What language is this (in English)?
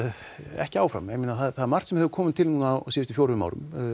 Icelandic